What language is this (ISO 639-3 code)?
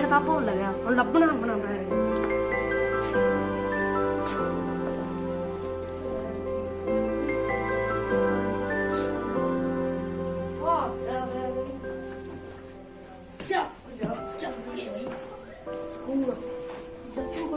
pan